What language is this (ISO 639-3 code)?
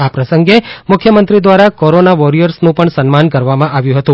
guj